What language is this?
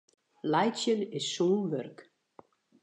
Western Frisian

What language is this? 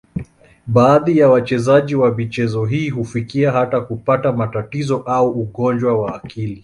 Swahili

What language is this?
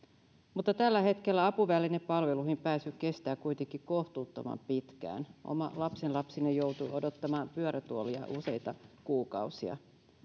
Finnish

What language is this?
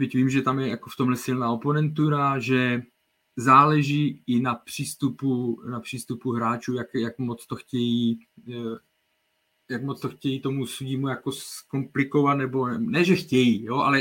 Czech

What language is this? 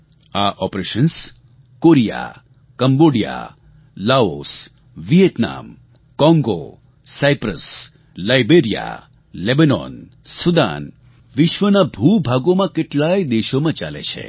Gujarati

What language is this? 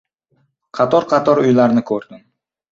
Uzbek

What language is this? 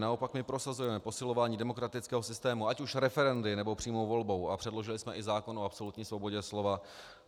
Czech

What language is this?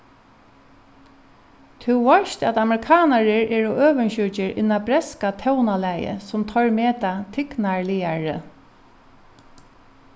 Faroese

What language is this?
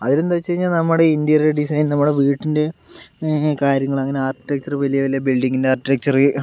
Malayalam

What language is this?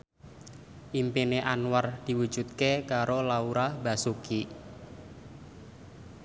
Javanese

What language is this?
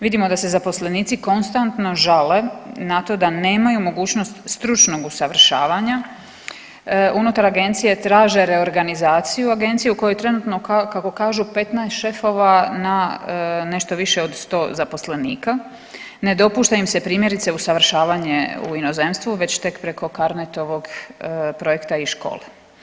Croatian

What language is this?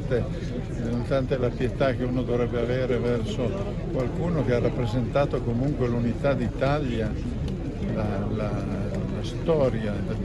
Italian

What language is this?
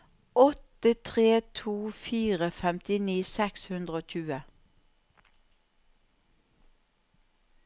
Norwegian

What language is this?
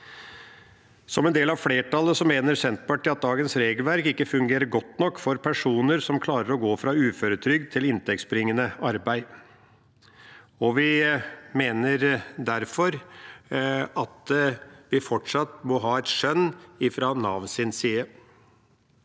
Norwegian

